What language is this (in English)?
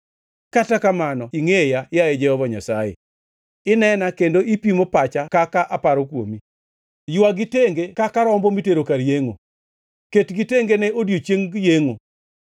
Luo (Kenya and Tanzania)